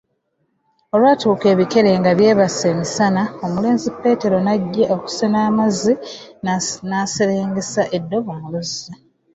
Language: Ganda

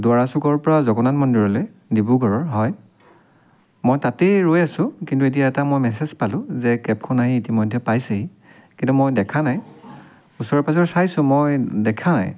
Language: Assamese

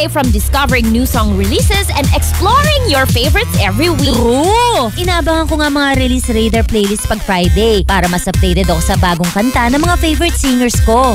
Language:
Filipino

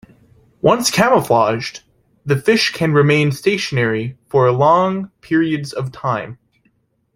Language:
English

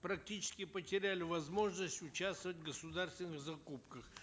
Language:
Kazakh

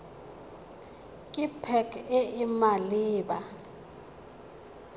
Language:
Tswana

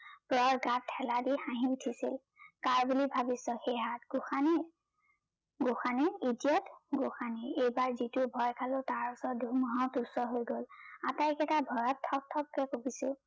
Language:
Assamese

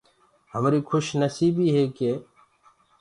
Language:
Gurgula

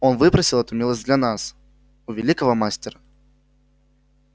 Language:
Russian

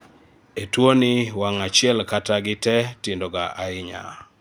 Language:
Luo (Kenya and Tanzania)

